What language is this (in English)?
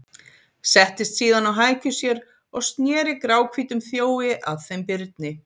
Icelandic